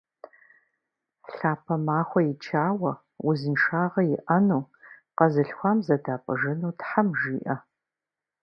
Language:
Kabardian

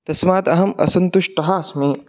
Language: Sanskrit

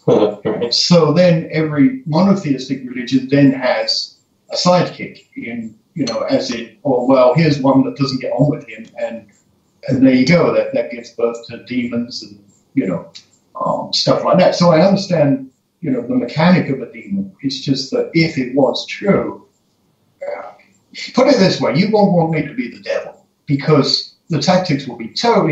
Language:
English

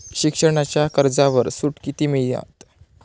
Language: Marathi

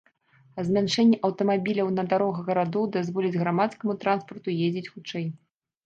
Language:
Belarusian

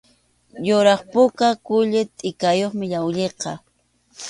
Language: Arequipa-La Unión Quechua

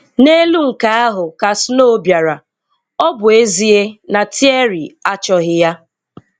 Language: Igbo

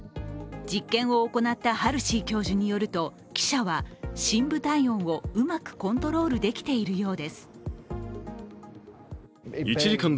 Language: Japanese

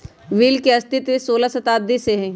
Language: Magahi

